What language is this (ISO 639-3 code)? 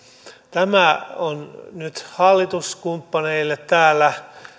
fin